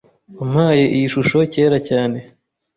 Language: Kinyarwanda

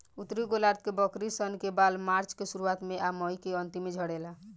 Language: Bhojpuri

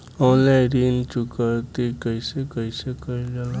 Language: Bhojpuri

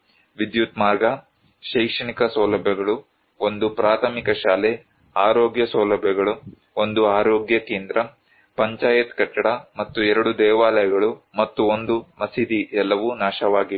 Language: Kannada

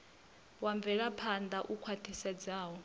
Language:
Venda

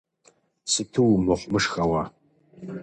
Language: Kabardian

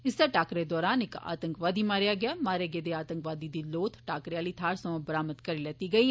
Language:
Dogri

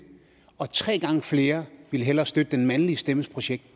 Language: Danish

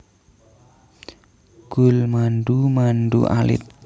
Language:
Javanese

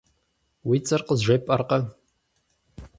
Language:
Kabardian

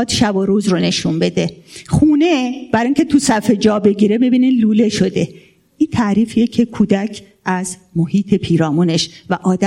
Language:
Persian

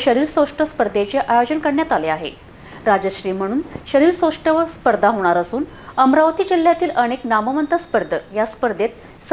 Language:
Marathi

